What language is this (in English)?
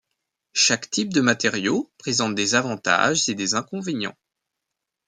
French